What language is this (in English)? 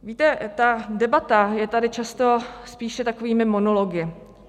Czech